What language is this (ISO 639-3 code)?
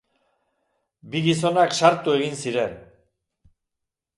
eus